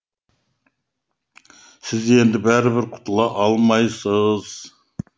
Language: Kazakh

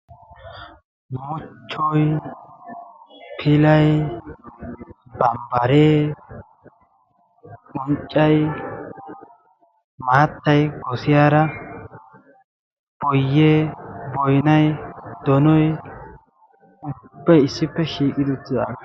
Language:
Wolaytta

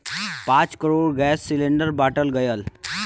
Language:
Bhojpuri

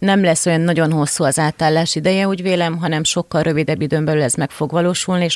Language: Hungarian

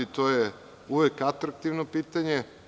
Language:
Serbian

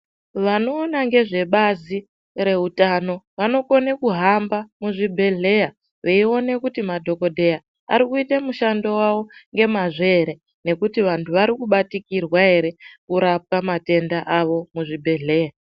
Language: Ndau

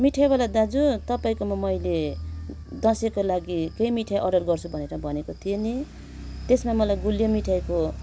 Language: Nepali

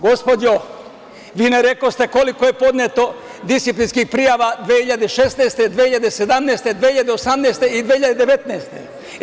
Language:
Serbian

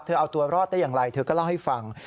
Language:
Thai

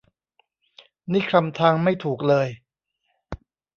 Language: Thai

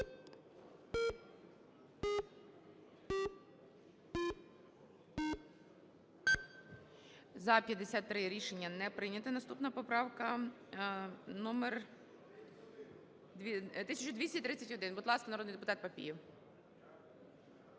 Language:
Ukrainian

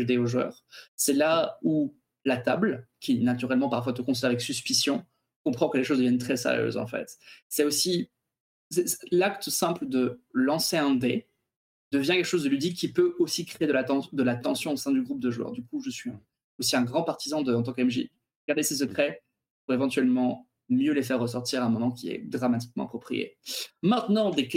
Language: French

